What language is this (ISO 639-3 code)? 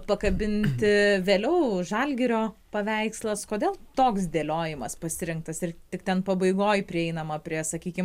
lit